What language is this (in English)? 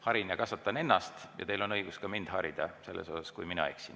Estonian